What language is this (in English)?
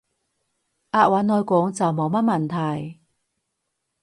Cantonese